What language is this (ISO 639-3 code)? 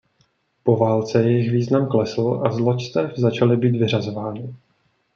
ces